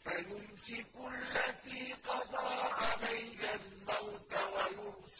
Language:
Arabic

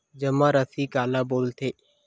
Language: Chhattisgarhi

